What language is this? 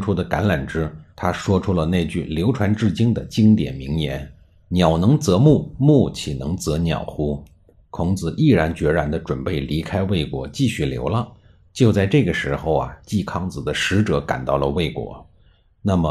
Chinese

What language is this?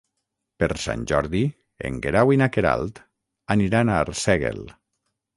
Catalan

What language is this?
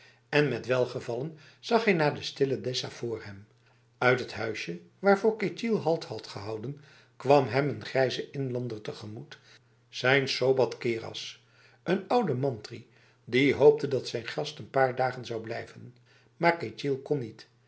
Dutch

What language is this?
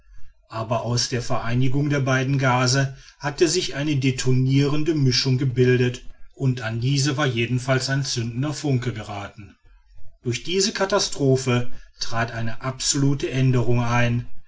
German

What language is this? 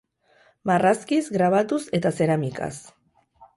Basque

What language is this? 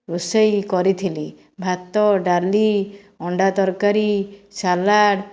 Odia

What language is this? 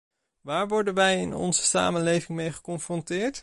Dutch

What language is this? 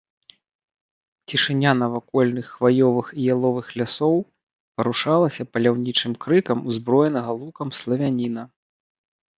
Belarusian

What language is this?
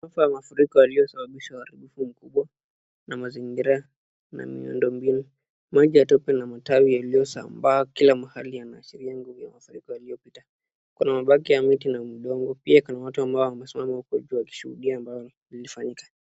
Swahili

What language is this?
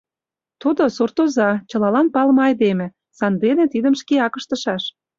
Mari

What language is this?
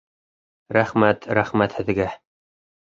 Bashkir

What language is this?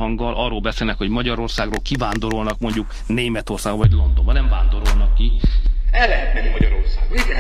Hungarian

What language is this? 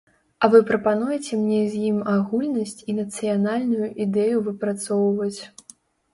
Belarusian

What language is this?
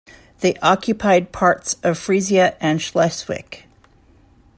English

